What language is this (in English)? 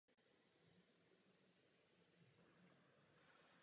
Czech